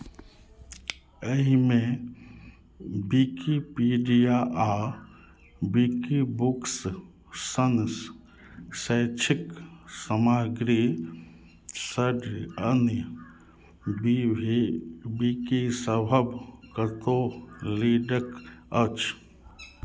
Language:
Maithili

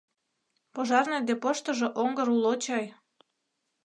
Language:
Mari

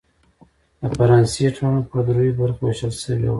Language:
Pashto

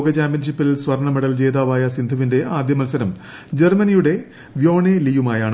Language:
Malayalam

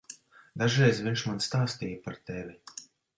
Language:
Latvian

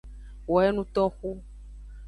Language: Aja (Benin)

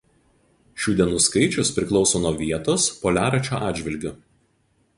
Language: Lithuanian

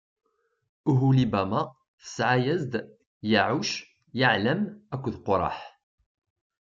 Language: Kabyle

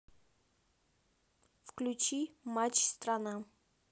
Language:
Russian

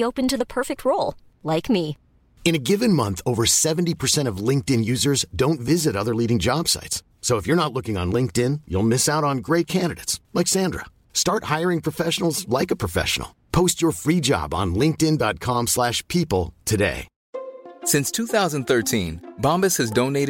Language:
Persian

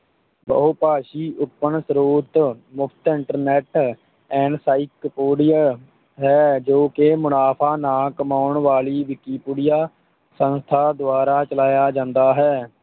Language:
Punjabi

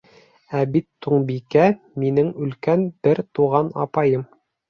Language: Bashkir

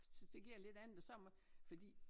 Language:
Danish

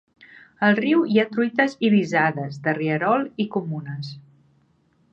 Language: Catalan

